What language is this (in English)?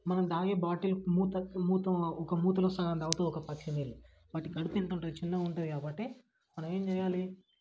Telugu